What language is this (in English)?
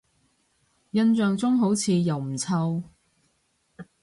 Cantonese